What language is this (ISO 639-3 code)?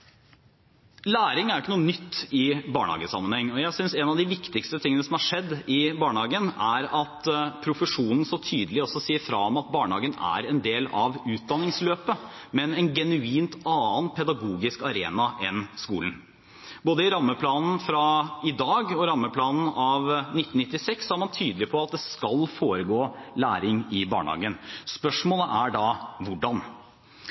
nob